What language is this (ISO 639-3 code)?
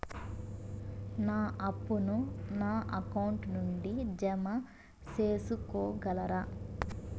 tel